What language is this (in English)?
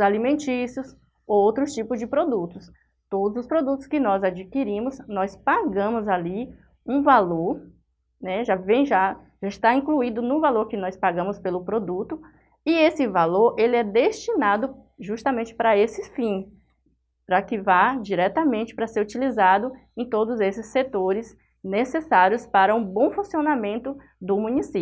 Portuguese